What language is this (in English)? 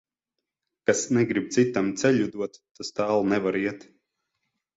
Latvian